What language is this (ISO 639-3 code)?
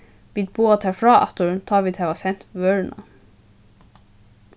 fao